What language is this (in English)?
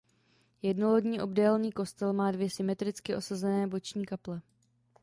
Czech